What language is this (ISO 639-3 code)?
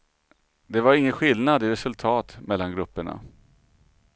swe